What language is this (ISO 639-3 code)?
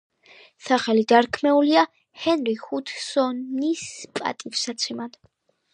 kat